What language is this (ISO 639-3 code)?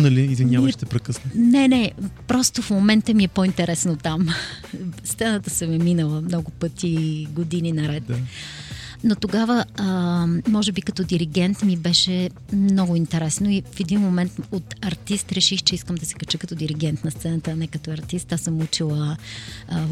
bul